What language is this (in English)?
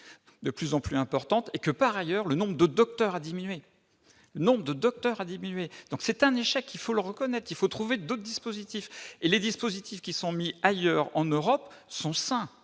French